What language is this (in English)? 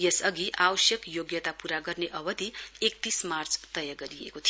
Nepali